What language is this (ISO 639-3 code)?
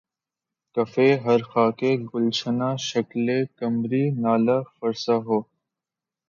urd